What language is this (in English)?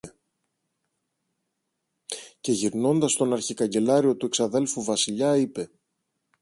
Greek